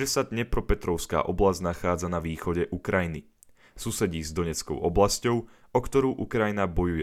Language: Slovak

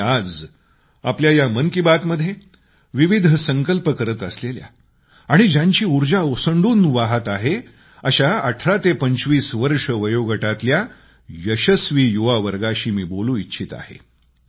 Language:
Marathi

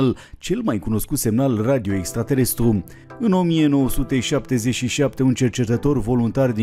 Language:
Romanian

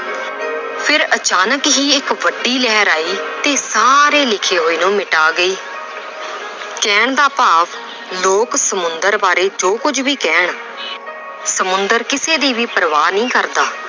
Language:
Punjabi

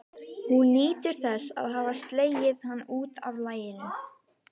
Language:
Icelandic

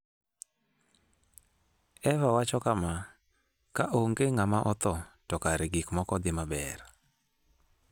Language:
Luo (Kenya and Tanzania)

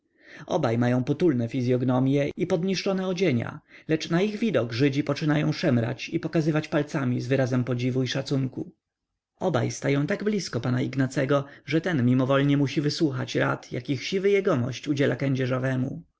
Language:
Polish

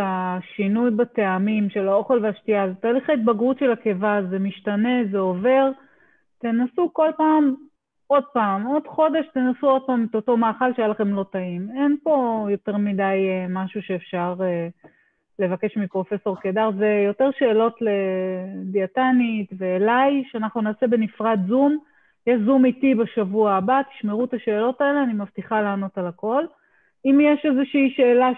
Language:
Hebrew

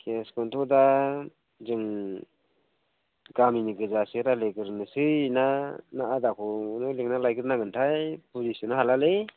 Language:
Bodo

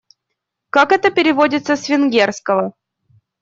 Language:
Russian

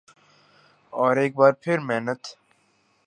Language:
Urdu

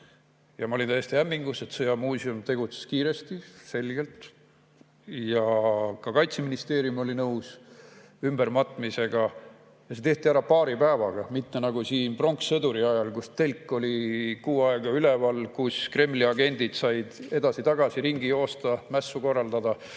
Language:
Estonian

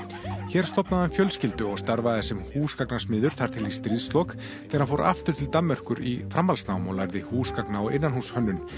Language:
Icelandic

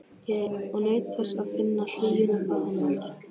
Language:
Icelandic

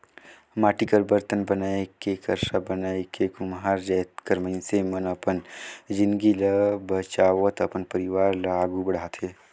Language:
Chhattisgarhi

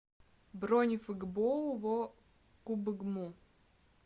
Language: Russian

